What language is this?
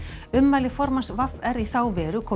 Icelandic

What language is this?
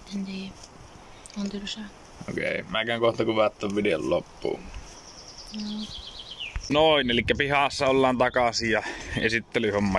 Finnish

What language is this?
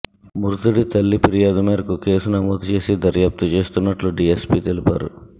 Telugu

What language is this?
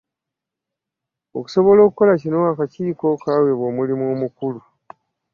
Ganda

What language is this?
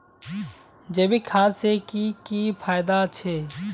Magahi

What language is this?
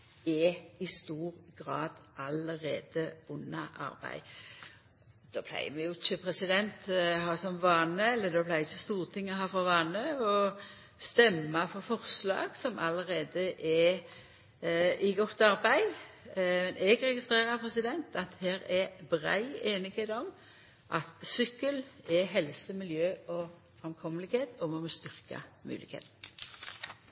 Norwegian Nynorsk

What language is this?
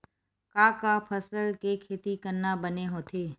Chhattisgarhi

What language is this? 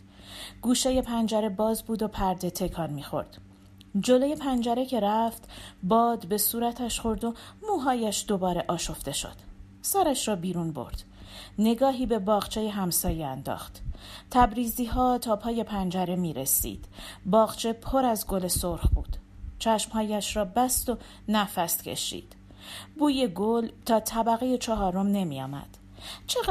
Persian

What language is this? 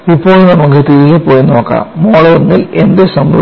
Malayalam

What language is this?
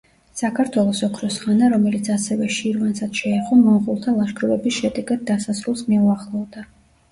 Georgian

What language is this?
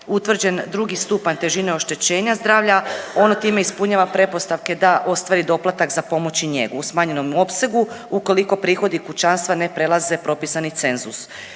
Croatian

